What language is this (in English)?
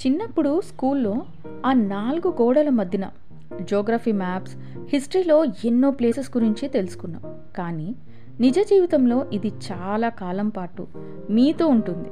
Telugu